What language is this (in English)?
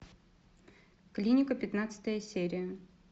Russian